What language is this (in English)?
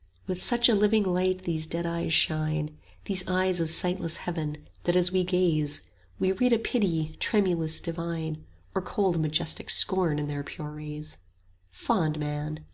English